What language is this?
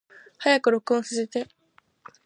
Japanese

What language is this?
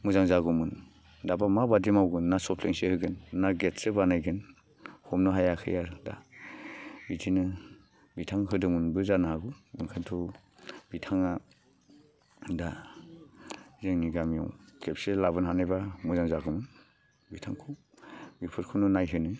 Bodo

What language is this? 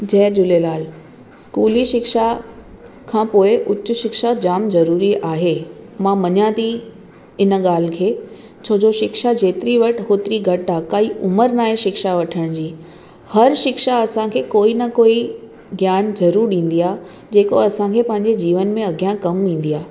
Sindhi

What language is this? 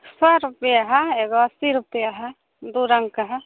Maithili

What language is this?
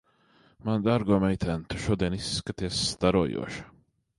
Latvian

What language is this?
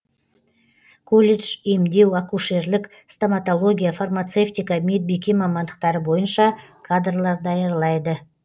Kazakh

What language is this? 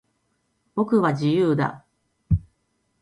Japanese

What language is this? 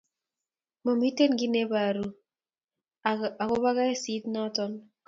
Kalenjin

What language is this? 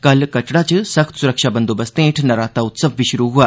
Dogri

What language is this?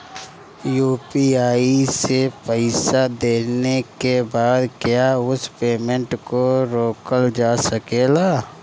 Bhojpuri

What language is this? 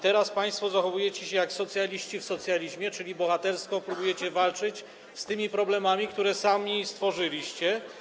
Polish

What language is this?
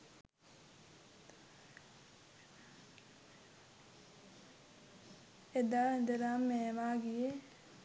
Sinhala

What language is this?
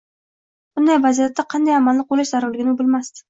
Uzbek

